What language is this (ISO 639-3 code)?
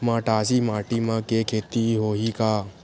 hne